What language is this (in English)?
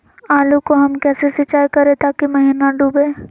Magahi